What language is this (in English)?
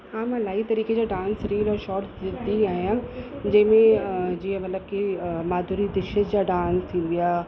Sindhi